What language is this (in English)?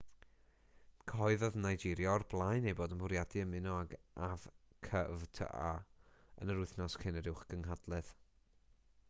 Welsh